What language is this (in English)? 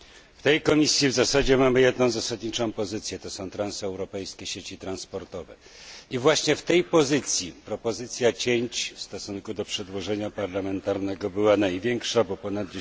Polish